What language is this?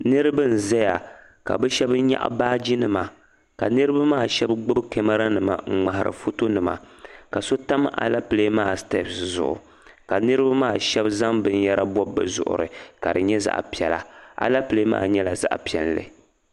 Dagbani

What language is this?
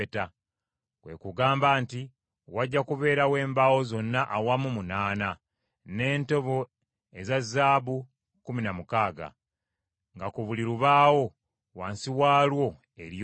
Ganda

